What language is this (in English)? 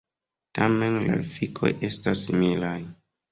Esperanto